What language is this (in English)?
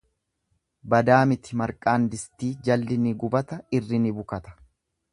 Oromo